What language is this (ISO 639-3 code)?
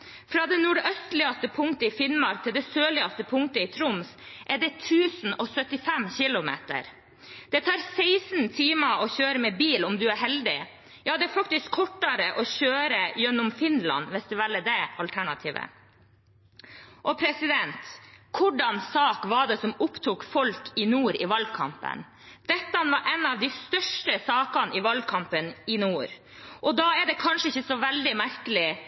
nob